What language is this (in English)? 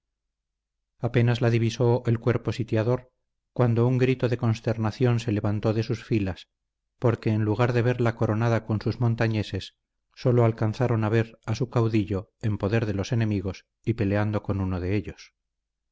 Spanish